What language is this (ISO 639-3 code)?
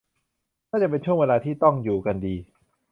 tha